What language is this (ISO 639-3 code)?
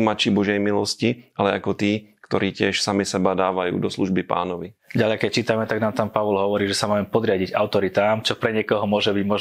slk